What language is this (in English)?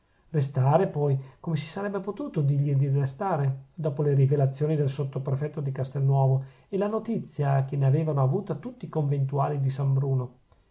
Italian